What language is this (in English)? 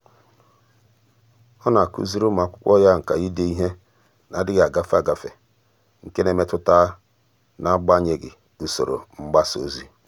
Igbo